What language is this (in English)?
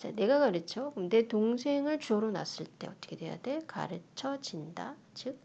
Korean